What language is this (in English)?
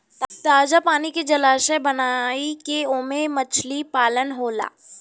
Bhojpuri